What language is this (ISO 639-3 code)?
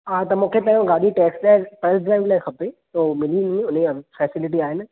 snd